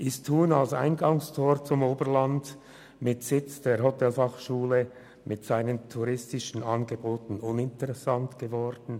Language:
Swiss German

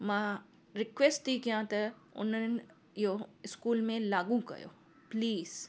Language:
Sindhi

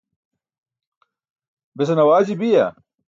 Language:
Burushaski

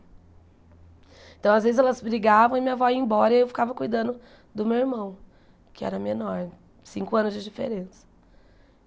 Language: Portuguese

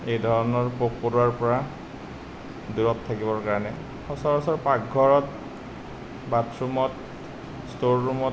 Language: Assamese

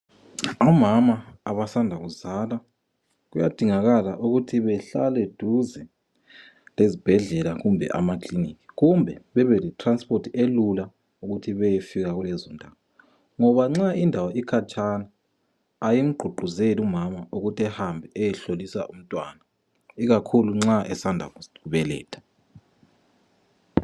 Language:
North Ndebele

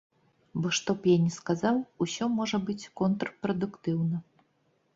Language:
Belarusian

